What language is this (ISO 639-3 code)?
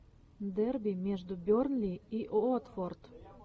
rus